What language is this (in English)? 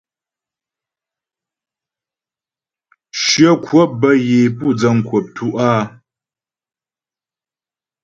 Ghomala